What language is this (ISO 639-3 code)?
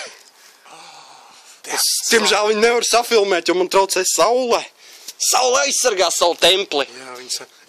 nld